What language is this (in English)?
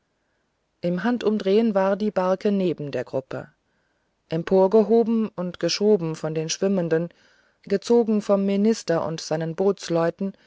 German